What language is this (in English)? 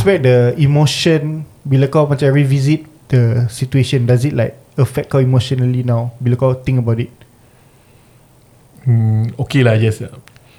Malay